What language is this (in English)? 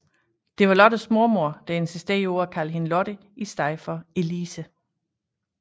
Danish